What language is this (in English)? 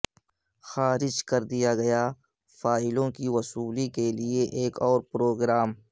Urdu